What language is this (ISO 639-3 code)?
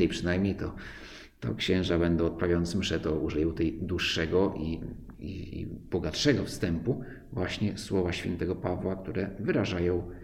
pol